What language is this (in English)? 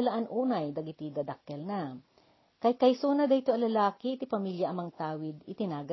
Filipino